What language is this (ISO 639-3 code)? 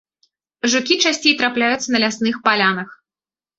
bel